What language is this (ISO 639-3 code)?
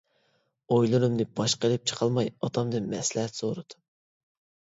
uig